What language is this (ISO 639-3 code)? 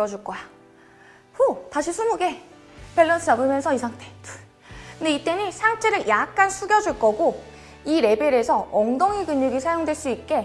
kor